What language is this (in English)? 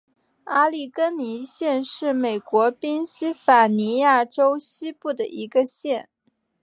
Chinese